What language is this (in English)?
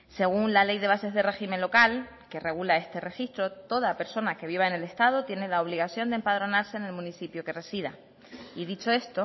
Spanish